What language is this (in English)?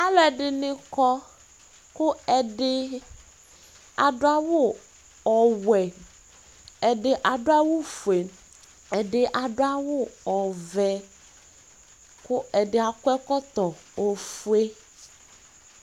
Ikposo